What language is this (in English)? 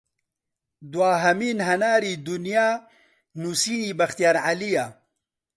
Central Kurdish